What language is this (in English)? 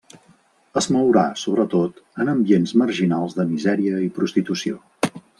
Catalan